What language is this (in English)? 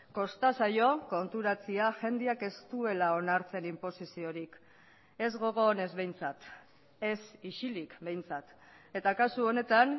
Basque